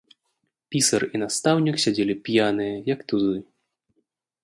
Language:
Belarusian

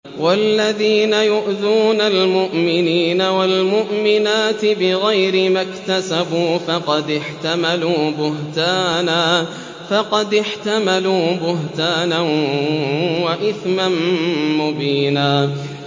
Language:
Arabic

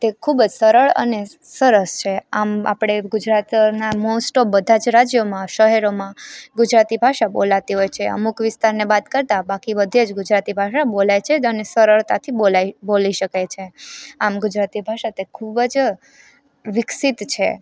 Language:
Gujarati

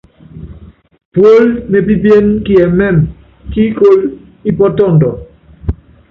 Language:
Yangben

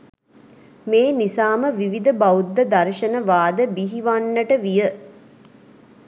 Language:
Sinhala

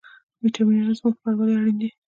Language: Pashto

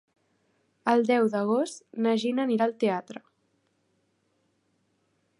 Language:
Catalan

